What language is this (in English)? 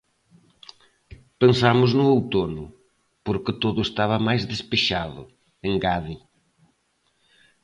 Galician